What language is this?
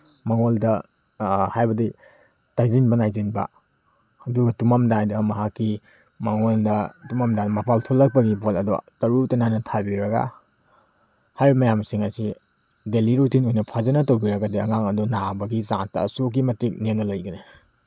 Manipuri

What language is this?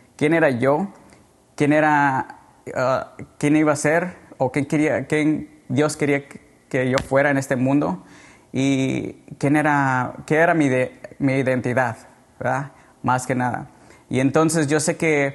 Spanish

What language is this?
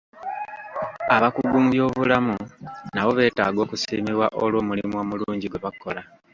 Ganda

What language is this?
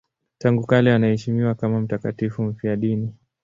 Swahili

